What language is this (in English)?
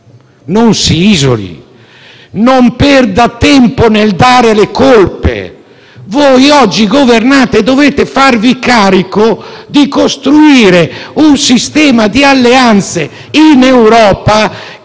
Italian